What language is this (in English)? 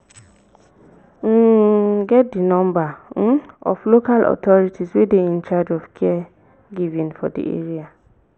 Nigerian Pidgin